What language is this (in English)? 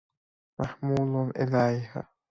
Persian